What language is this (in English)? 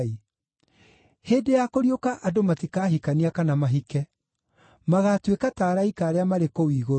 Kikuyu